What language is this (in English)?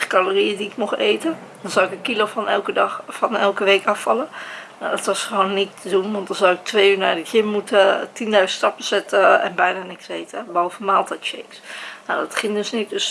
Dutch